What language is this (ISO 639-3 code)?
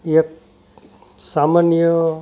guj